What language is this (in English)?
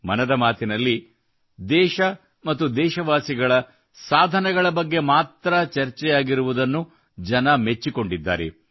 Kannada